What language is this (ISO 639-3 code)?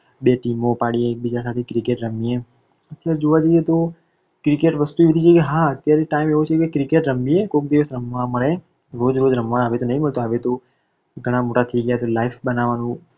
guj